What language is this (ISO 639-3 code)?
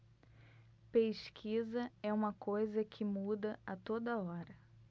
por